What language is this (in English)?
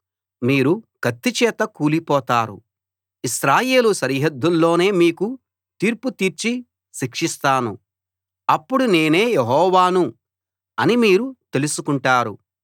Telugu